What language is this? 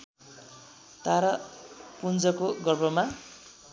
Nepali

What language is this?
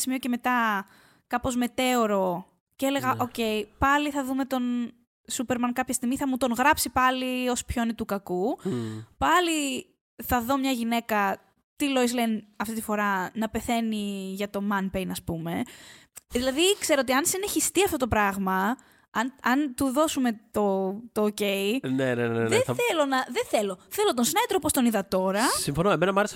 Greek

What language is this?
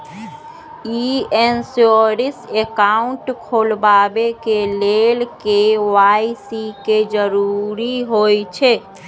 Magahi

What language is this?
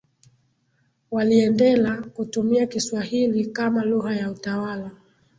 Swahili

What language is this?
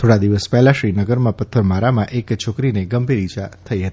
Gujarati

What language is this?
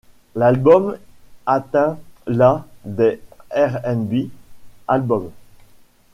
French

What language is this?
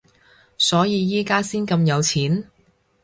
Cantonese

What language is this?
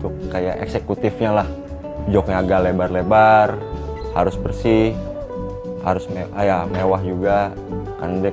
Indonesian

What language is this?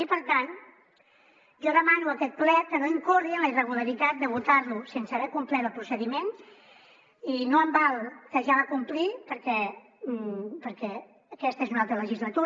Catalan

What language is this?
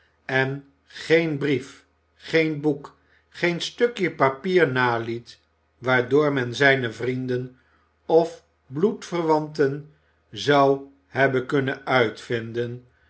Dutch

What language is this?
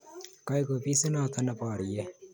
Kalenjin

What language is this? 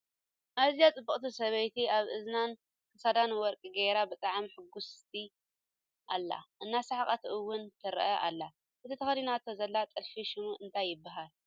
Tigrinya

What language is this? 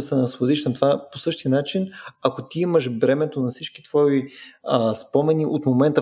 Bulgarian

